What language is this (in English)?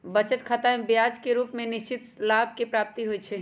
Magahi